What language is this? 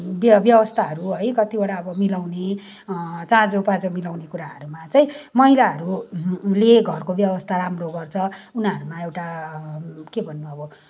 Nepali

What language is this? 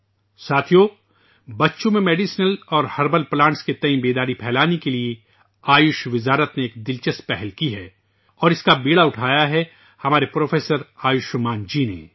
Urdu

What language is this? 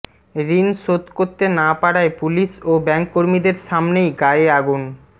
Bangla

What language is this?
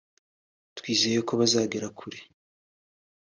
Kinyarwanda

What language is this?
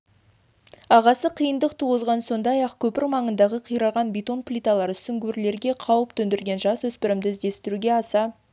Kazakh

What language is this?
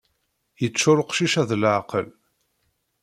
Kabyle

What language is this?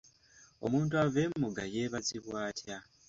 Ganda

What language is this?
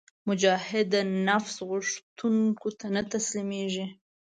Pashto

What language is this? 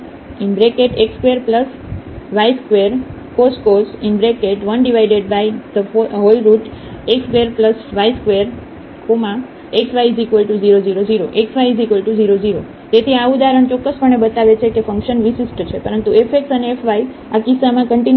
Gujarati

